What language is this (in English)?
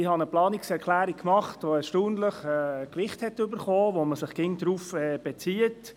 Swiss German